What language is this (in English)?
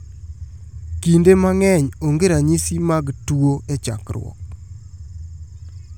Luo (Kenya and Tanzania)